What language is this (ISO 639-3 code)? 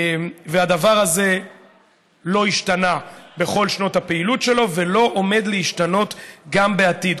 heb